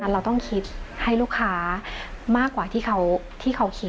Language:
Thai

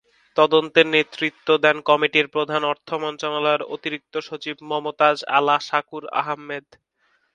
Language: Bangla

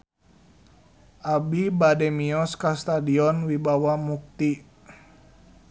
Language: Sundanese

